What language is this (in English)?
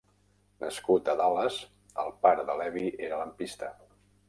Catalan